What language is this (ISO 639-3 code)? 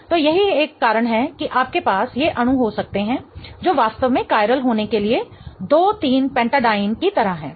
hin